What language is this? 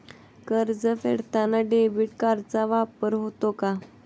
Marathi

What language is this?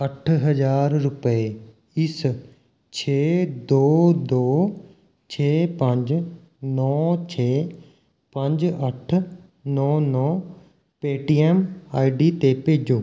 Punjabi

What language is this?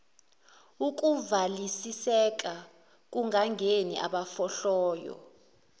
Zulu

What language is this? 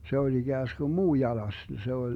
Finnish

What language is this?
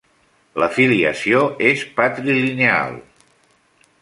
Catalan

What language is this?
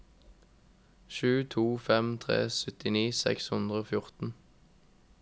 Norwegian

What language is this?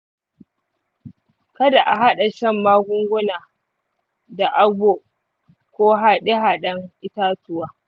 Hausa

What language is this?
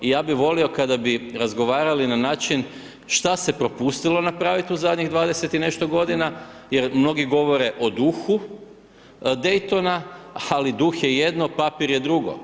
Croatian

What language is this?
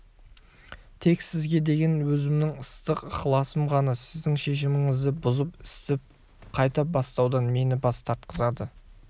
Kazakh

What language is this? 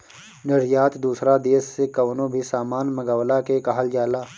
Bhojpuri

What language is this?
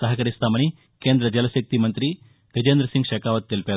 Telugu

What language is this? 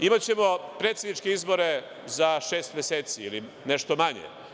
Serbian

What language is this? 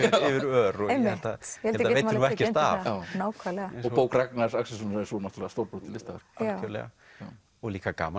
Icelandic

